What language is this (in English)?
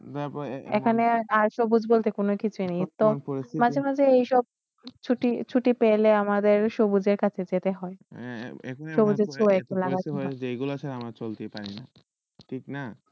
Bangla